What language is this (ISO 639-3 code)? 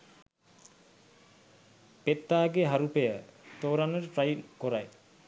sin